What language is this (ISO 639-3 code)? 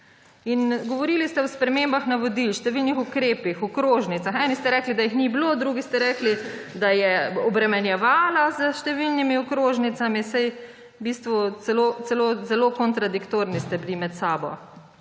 slv